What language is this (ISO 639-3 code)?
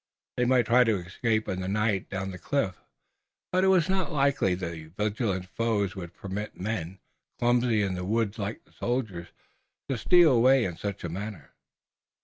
eng